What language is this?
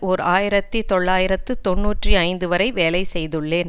Tamil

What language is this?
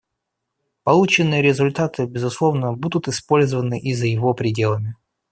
Russian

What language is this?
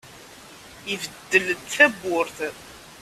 Kabyle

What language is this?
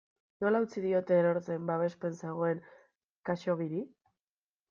Basque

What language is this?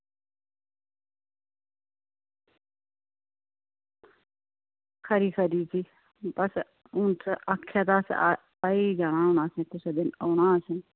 Dogri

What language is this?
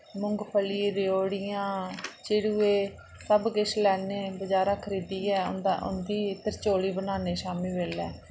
Dogri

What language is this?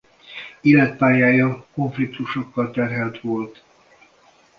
Hungarian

